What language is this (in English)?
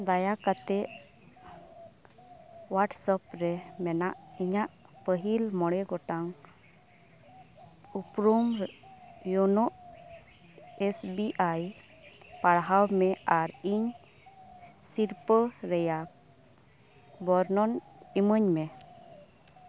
Santali